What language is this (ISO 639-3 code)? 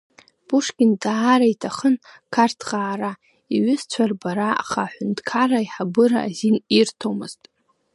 abk